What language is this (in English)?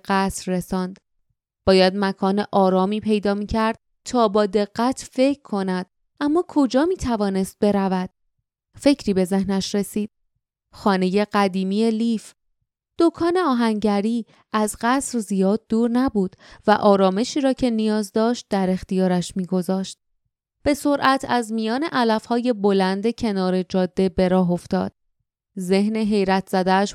Persian